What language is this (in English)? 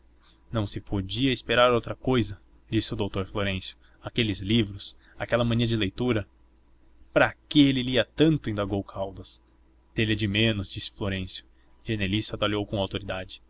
Portuguese